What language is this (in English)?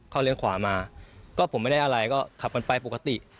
Thai